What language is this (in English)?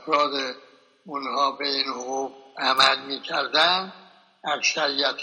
Persian